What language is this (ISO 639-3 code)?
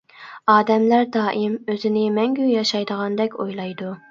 uig